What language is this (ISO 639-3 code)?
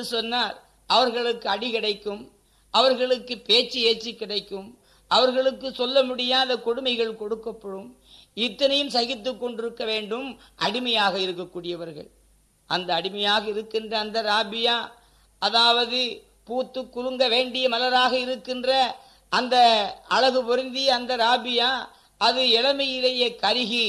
tam